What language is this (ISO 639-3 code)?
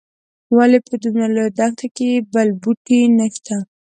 pus